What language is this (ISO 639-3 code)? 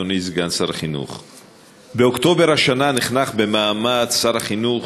heb